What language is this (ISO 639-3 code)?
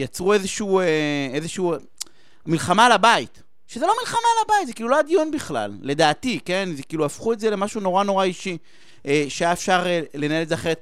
heb